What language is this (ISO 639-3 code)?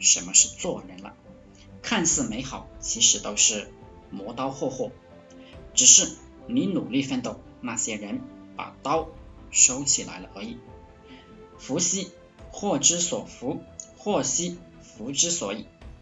zho